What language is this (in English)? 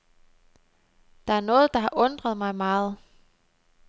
Danish